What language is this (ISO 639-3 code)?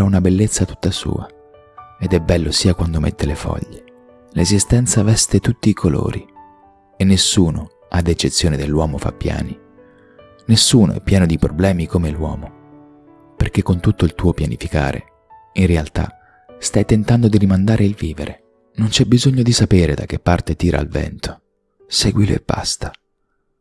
ita